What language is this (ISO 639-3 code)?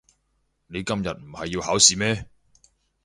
yue